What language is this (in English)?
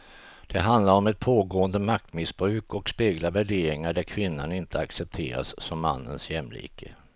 Swedish